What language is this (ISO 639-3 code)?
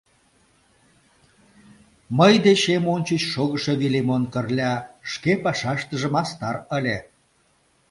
chm